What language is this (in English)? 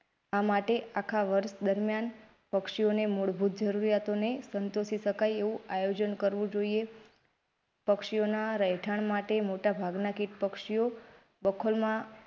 Gujarati